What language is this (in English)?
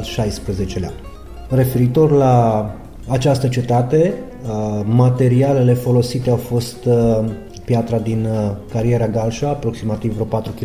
Romanian